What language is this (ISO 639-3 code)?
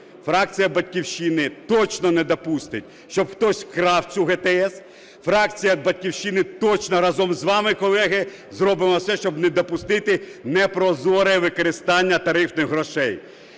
ukr